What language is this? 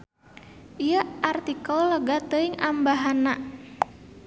Sundanese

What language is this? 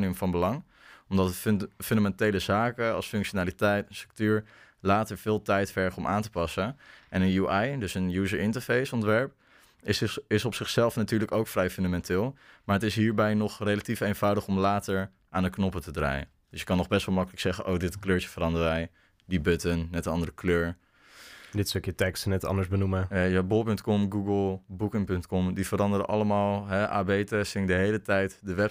Dutch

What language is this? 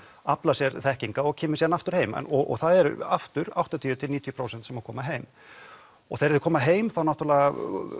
Icelandic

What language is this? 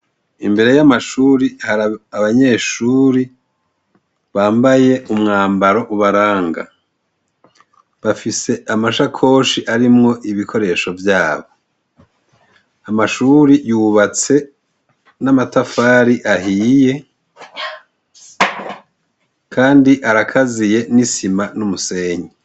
Rundi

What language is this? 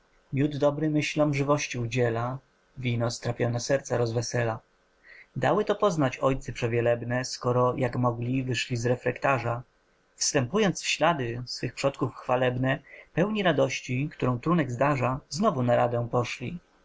Polish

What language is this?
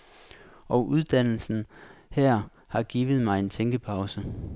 Danish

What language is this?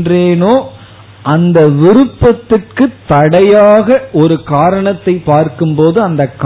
Tamil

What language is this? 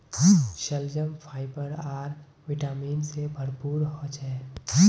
Magahi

